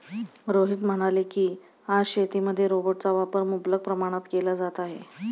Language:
Marathi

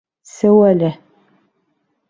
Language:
Bashkir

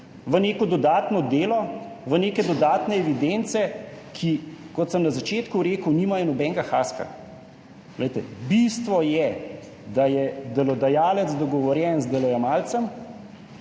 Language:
Slovenian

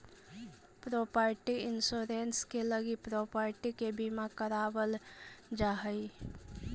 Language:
Magahi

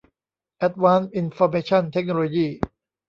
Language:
Thai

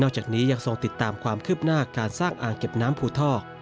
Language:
Thai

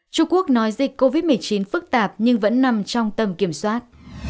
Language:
Vietnamese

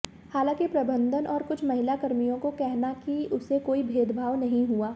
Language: Hindi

